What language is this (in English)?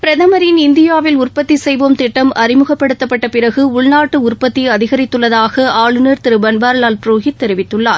Tamil